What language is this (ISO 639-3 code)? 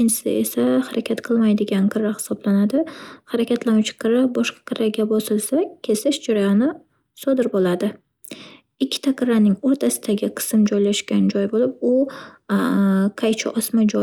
uzb